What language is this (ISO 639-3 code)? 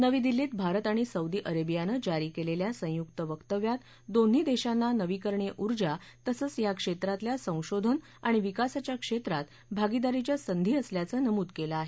mar